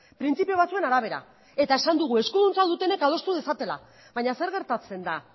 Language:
Basque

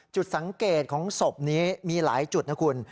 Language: Thai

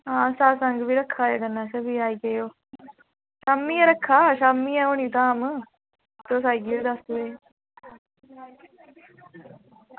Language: Dogri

